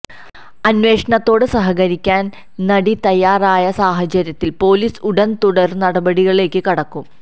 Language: Malayalam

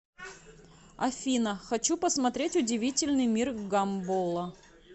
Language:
Russian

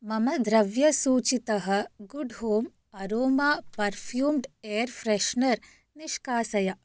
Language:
Sanskrit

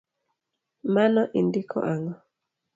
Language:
Luo (Kenya and Tanzania)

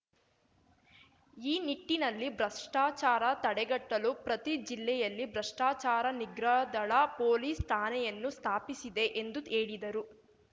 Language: Kannada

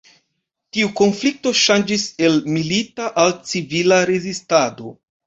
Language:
Esperanto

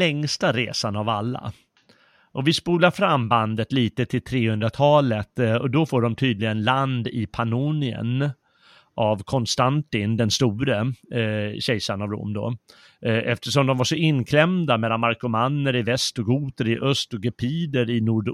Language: Swedish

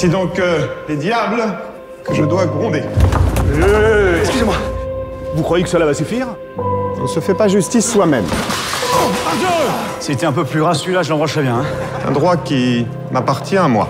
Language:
French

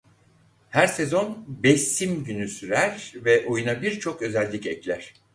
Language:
Turkish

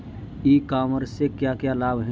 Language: Hindi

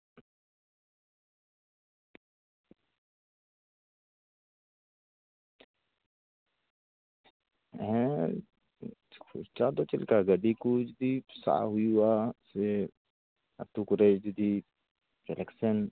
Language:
Santali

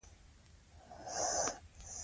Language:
Pashto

